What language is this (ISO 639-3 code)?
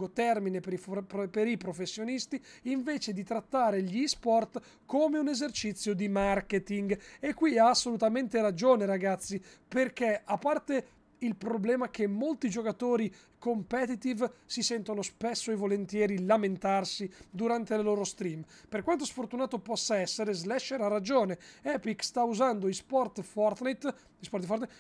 ita